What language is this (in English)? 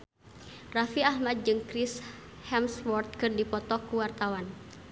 Sundanese